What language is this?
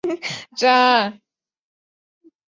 Chinese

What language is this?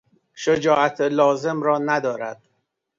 Persian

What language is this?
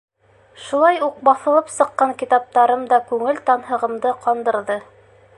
Bashkir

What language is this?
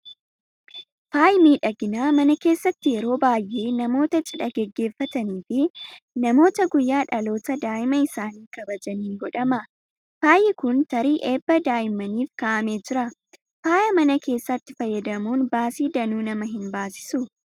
Oromo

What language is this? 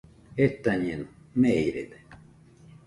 Nüpode Huitoto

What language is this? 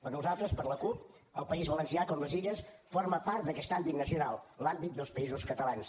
Catalan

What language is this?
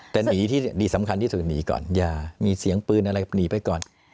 Thai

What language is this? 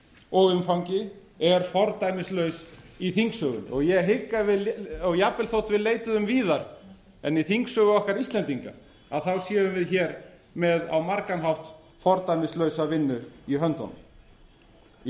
Icelandic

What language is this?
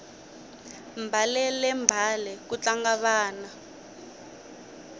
Tsonga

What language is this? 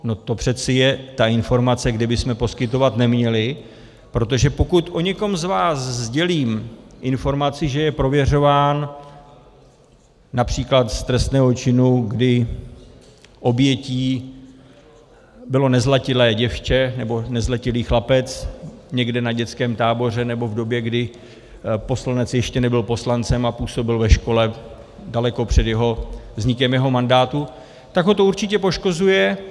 Czech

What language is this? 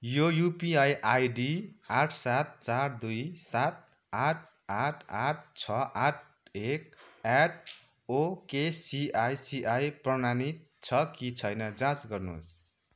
Nepali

